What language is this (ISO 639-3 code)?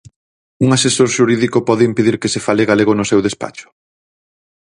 glg